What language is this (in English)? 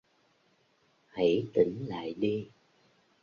Vietnamese